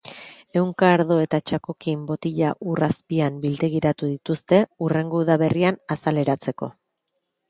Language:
Basque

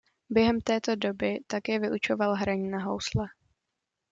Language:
Czech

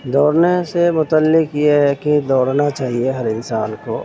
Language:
Urdu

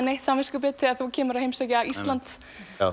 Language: Icelandic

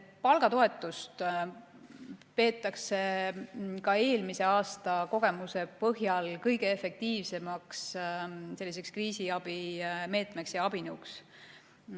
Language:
Estonian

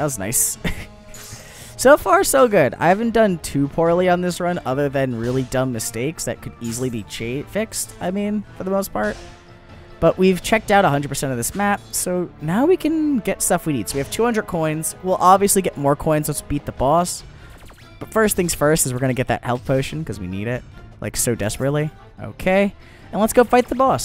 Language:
English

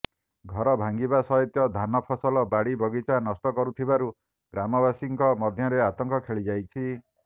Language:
Odia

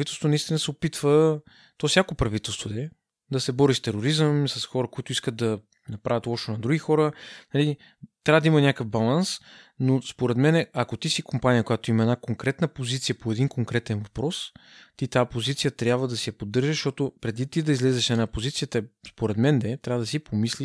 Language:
Bulgarian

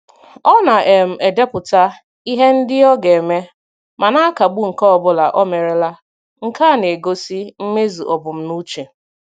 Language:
Igbo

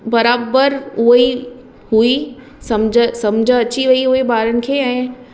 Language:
Sindhi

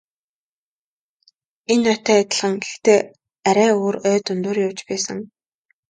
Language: Mongolian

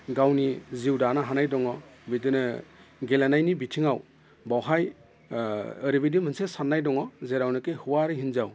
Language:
Bodo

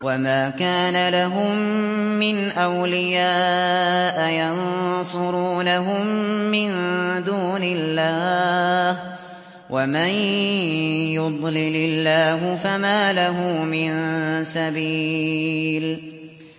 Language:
Arabic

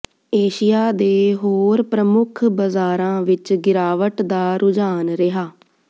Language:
Punjabi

